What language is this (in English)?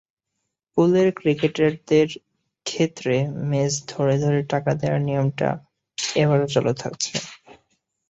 Bangla